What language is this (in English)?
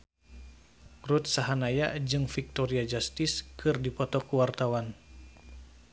Sundanese